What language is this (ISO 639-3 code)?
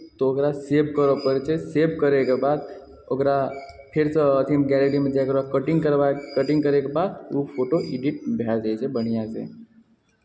mai